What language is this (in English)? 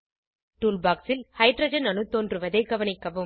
Tamil